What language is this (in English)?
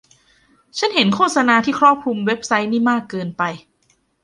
Thai